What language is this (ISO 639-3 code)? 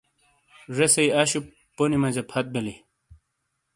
scl